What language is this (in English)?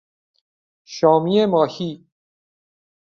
Persian